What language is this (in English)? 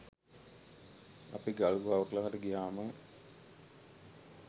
Sinhala